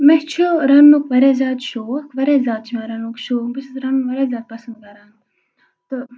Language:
Kashmiri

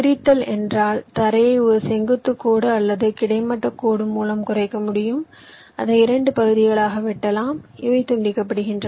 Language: Tamil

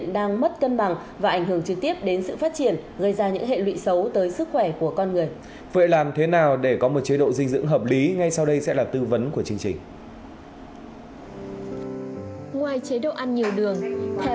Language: Vietnamese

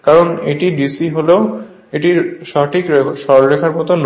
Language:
Bangla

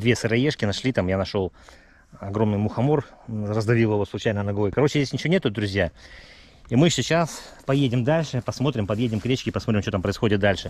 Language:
Russian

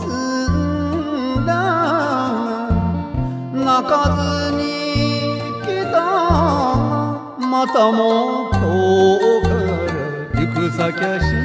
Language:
Japanese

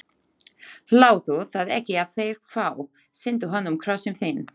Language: Icelandic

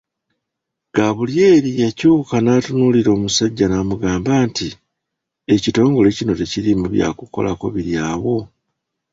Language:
Ganda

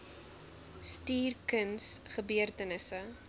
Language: Afrikaans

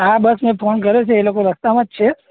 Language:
Gujarati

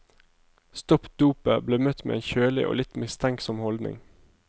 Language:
Norwegian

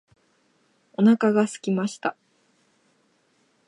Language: Japanese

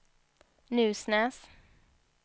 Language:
Swedish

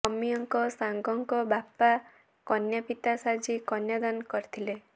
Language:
Odia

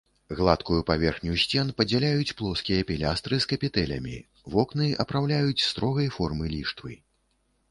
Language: Belarusian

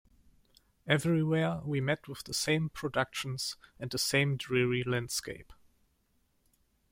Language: English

